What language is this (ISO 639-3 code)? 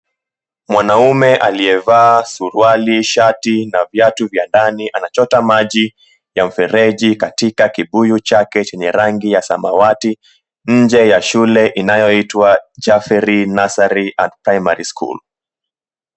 swa